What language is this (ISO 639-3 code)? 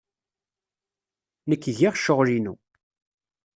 kab